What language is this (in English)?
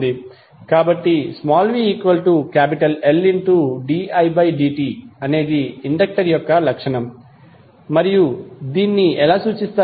Telugu